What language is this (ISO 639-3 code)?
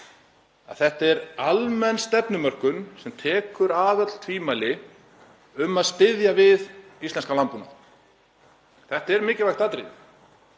isl